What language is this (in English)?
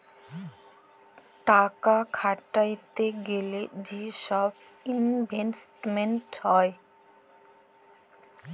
Bangla